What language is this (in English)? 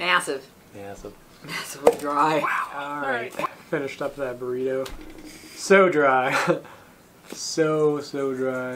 English